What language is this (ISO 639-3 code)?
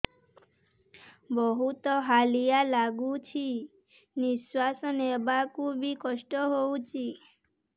ori